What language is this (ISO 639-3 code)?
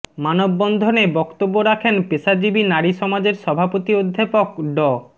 ben